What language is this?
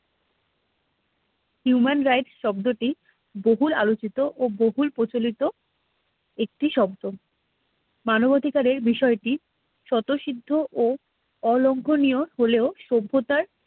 Bangla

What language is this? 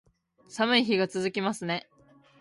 Japanese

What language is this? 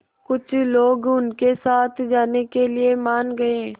Hindi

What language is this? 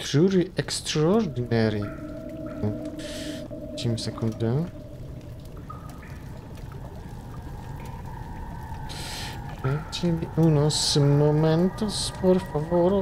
Polish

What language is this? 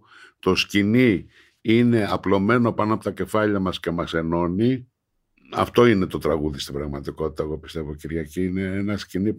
Greek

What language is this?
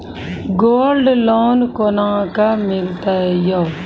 Maithili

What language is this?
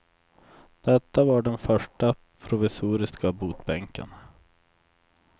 Swedish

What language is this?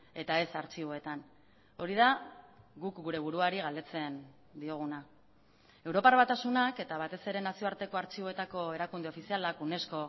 Basque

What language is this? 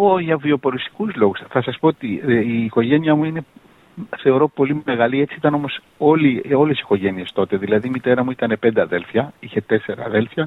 Greek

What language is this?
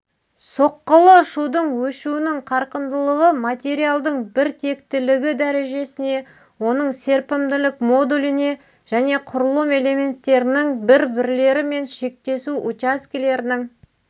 Kazakh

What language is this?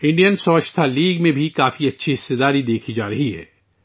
Urdu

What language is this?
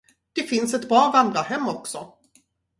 Swedish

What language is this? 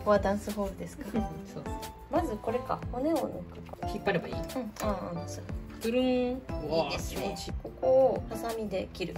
Japanese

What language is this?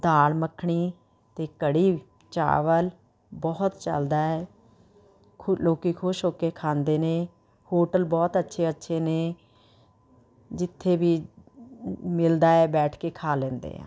Punjabi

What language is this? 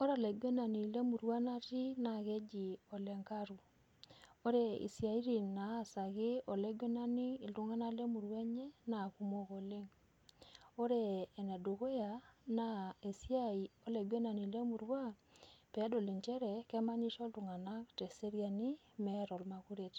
Masai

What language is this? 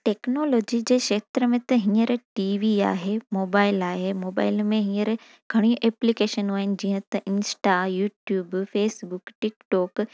Sindhi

